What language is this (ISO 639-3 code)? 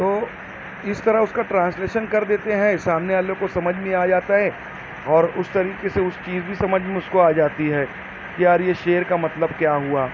urd